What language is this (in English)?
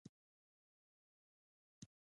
Pashto